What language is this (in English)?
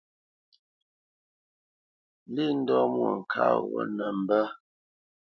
Bamenyam